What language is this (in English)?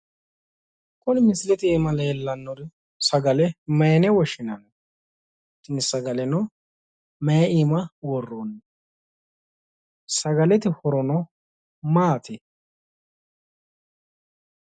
Sidamo